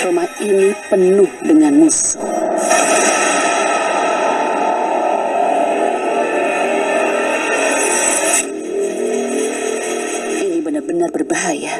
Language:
Indonesian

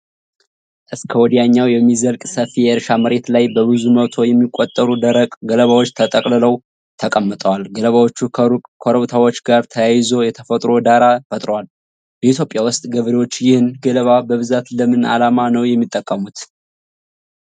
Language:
Amharic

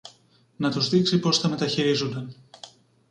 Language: Greek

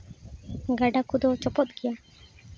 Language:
Santali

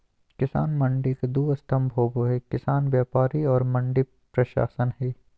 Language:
Magahi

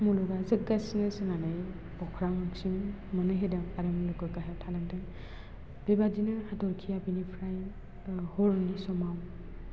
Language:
Bodo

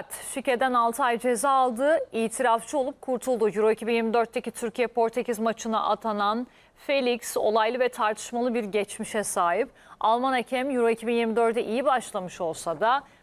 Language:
Turkish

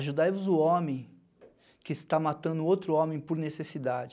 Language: Portuguese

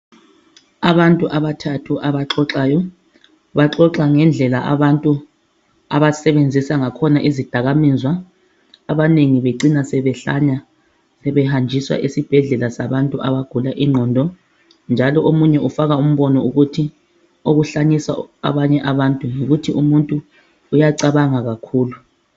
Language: North Ndebele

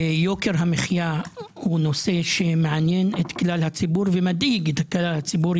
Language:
Hebrew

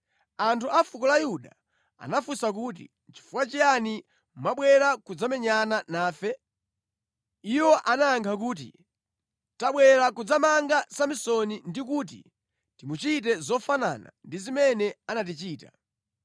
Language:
Nyanja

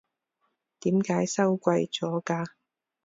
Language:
Cantonese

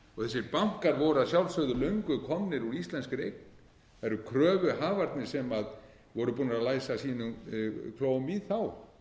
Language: Icelandic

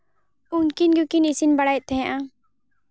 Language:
Santali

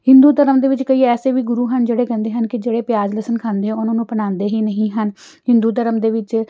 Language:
Punjabi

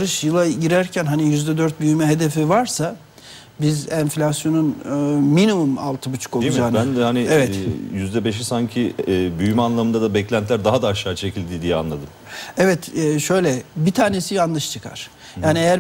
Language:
Turkish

